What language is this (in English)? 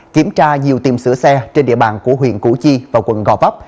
Vietnamese